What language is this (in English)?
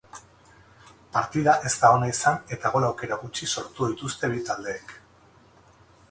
Basque